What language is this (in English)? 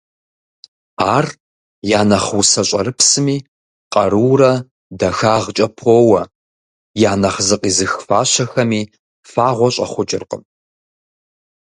Kabardian